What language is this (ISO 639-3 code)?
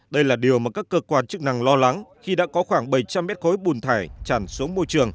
vie